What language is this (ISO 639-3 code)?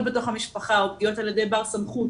heb